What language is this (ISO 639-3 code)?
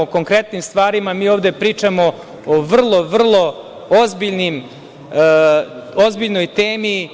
srp